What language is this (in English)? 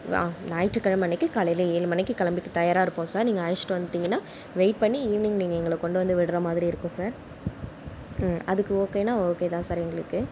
Tamil